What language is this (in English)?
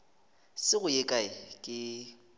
Northern Sotho